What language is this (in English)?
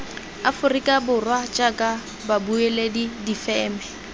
Tswana